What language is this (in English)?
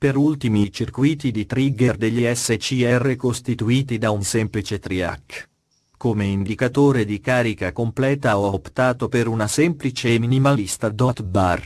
Italian